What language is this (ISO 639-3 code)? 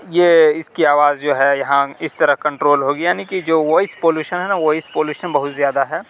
urd